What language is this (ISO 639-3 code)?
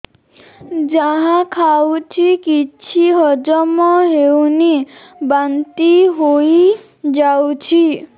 ori